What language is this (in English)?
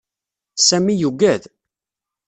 Kabyle